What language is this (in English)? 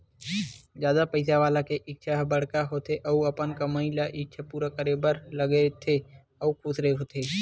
Chhattisgarhi